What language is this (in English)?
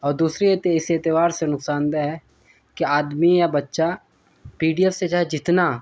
Urdu